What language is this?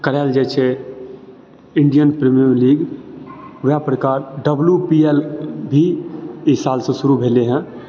Maithili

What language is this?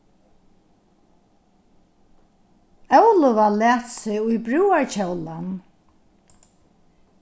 Faroese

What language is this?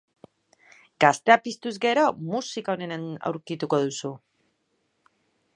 Basque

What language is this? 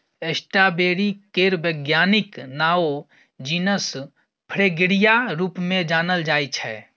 Maithili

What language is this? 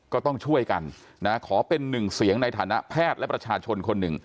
Thai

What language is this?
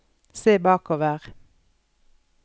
Norwegian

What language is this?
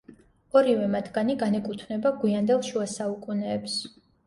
Georgian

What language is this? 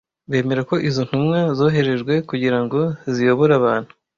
Kinyarwanda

